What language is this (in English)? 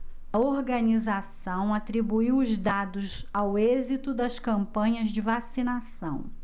Portuguese